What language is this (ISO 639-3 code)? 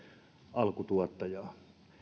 fin